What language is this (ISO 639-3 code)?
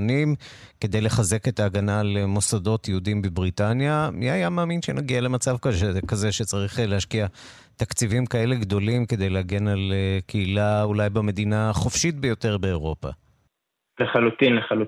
heb